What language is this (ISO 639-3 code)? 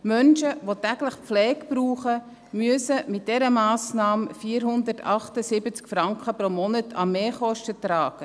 gsw